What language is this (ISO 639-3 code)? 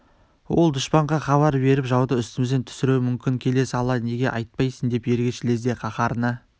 kaz